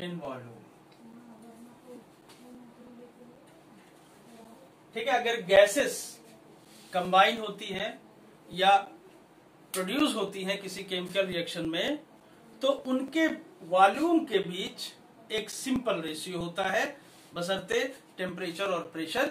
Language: Hindi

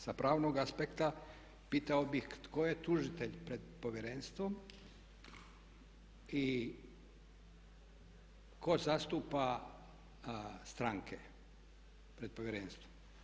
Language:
Croatian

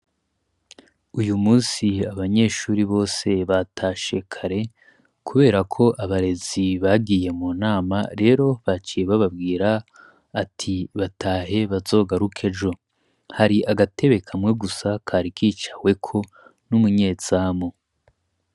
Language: Rundi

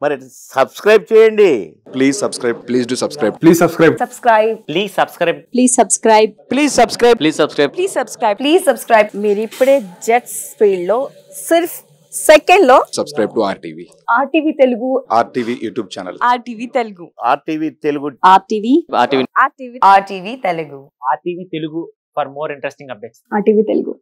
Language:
Hindi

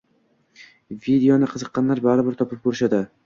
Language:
Uzbek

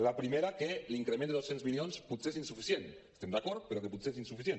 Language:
Catalan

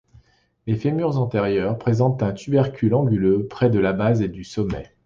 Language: French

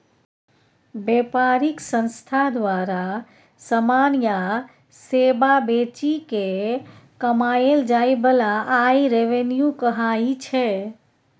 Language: Maithili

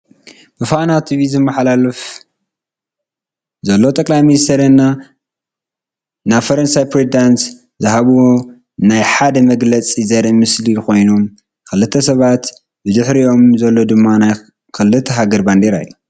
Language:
Tigrinya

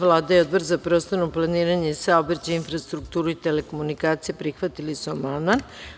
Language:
Serbian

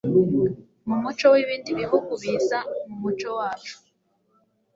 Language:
Kinyarwanda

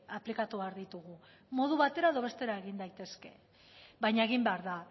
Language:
Basque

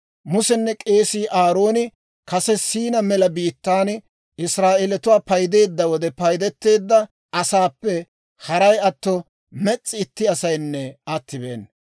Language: Dawro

